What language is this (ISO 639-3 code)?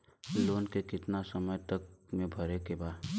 bho